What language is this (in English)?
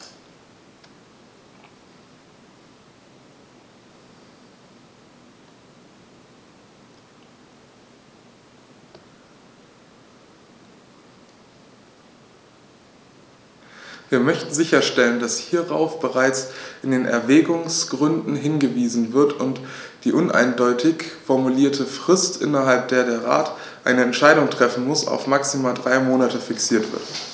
German